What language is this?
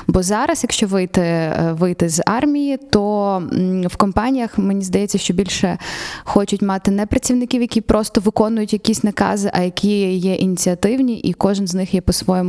Ukrainian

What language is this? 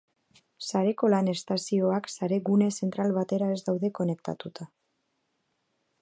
Basque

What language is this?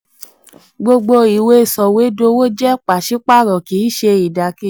Yoruba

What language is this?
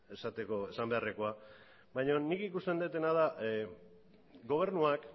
Basque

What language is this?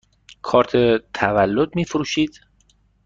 Persian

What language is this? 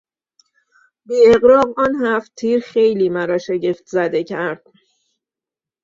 Persian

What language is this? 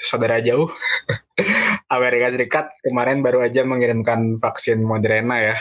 Indonesian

